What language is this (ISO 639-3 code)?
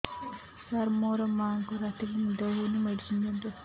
ori